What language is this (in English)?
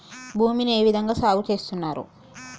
Telugu